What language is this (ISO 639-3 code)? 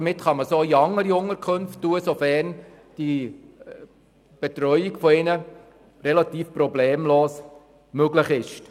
gsw